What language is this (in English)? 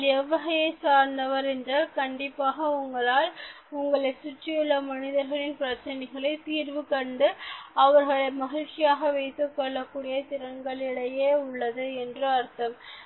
Tamil